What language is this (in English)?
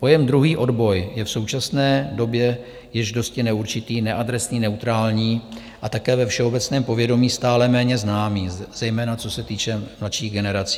Czech